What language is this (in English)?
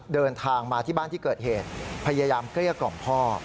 Thai